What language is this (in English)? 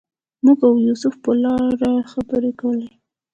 Pashto